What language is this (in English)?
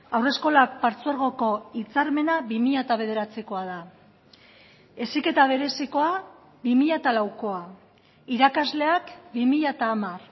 Basque